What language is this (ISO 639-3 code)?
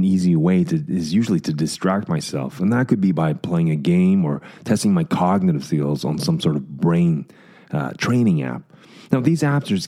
eng